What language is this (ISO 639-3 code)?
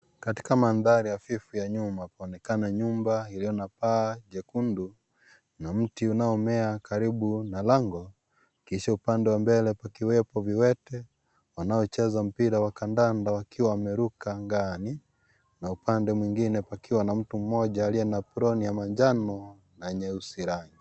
swa